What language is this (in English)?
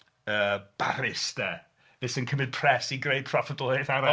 Welsh